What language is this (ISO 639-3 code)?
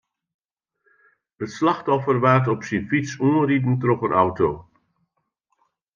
fry